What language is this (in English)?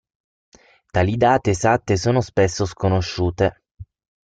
Italian